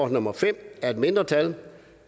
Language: Danish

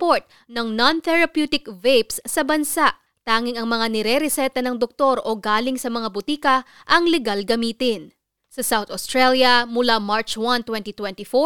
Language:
Filipino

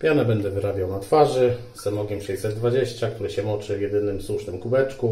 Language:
Polish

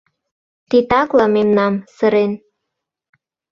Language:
Mari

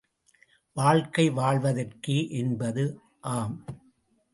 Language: Tamil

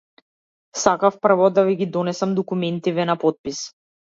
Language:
Macedonian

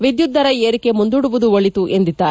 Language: Kannada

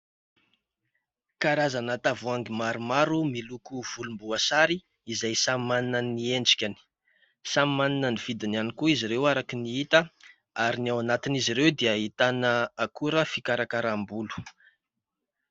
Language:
Malagasy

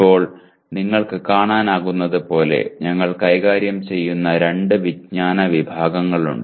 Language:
Malayalam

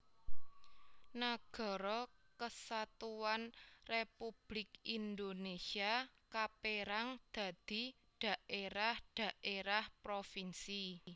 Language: Javanese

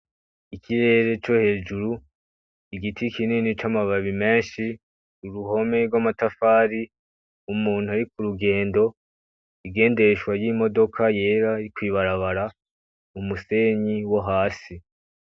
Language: Rundi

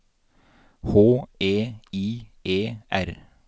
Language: Norwegian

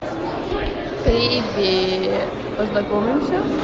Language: Russian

